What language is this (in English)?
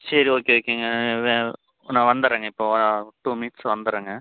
Tamil